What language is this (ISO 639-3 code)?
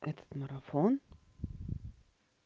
rus